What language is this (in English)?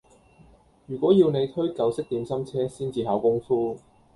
Cantonese